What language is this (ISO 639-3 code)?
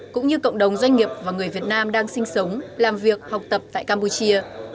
vie